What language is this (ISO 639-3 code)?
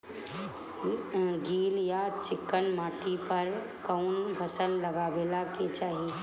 bho